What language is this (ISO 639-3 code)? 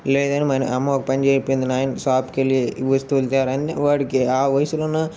tel